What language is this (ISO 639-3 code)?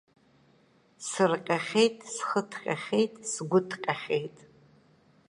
abk